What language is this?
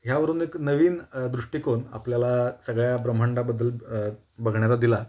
Marathi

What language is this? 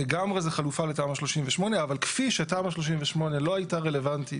Hebrew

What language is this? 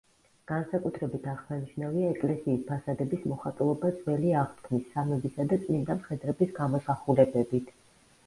Georgian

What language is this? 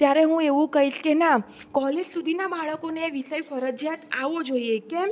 Gujarati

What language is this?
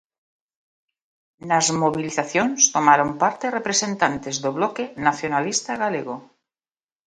Galician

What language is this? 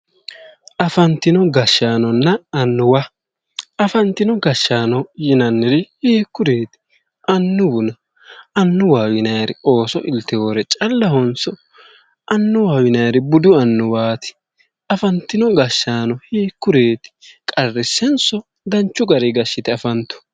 Sidamo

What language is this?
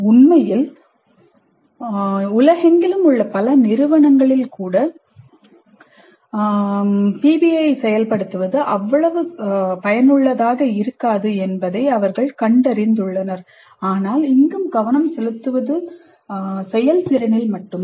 Tamil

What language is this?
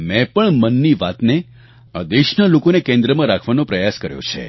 Gujarati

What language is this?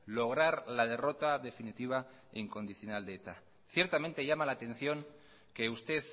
Spanish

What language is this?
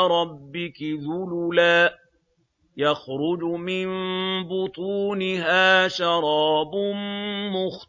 Arabic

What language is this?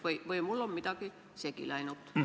Estonian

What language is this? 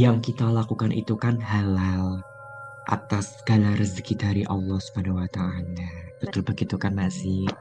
Indonesian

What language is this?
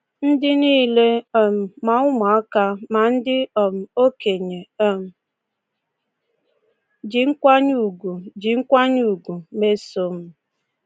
Igbo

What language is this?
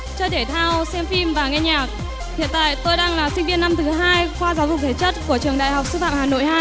Vietnamese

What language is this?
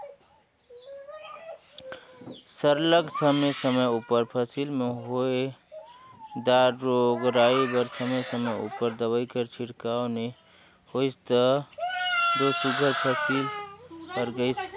Chhattisgarhi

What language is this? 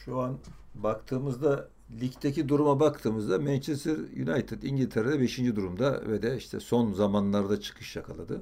Turkish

